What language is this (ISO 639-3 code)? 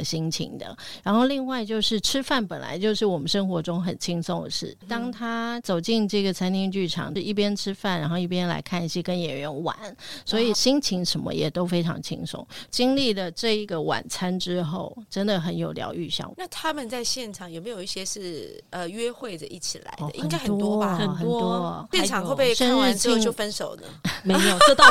zho